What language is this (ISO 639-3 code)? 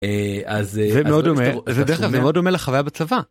heb